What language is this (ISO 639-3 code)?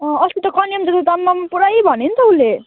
nep